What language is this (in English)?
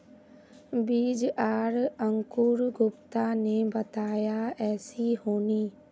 Magahi